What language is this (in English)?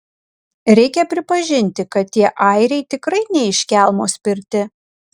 Lithuanian